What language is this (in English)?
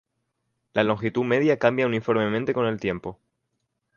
Spanish